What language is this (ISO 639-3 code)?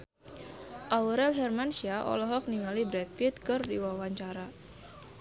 sun